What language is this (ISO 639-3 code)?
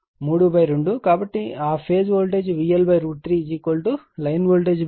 tel